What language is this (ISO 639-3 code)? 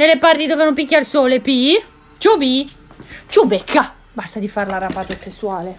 ita